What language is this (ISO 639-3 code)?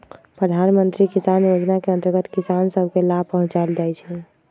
mag